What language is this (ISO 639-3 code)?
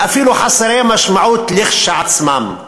heb